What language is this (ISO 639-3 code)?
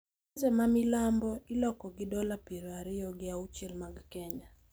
luo